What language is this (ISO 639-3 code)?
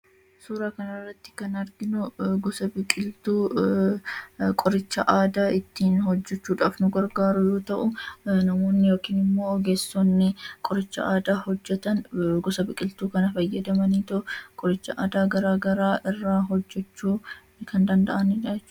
orm